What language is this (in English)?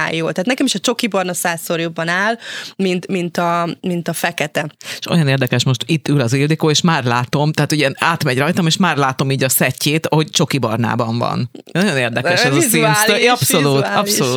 Hungarian